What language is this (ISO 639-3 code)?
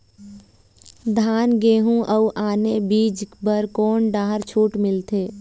hne